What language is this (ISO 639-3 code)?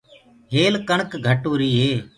ggg